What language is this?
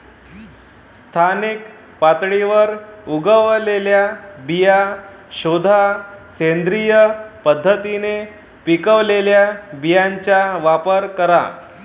Marathi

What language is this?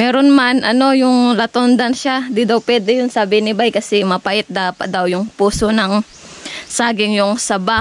Filipino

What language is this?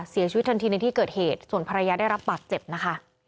Thai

